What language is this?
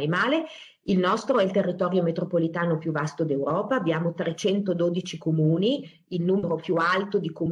Italian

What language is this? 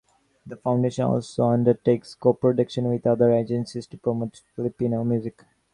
English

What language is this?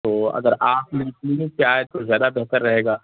Urdu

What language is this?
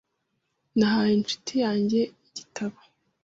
Kinyarwanda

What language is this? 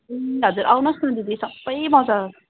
Nepali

